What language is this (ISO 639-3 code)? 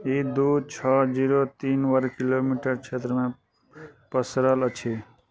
mai